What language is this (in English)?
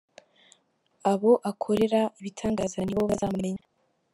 Kinyarwanda